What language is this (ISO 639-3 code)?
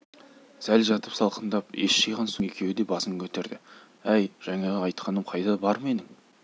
kaz